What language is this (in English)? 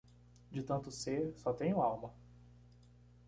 Portuguese